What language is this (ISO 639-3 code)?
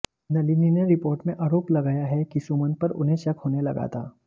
hin